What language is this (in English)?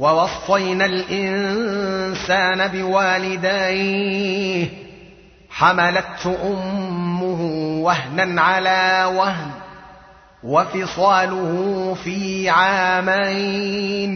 Arabic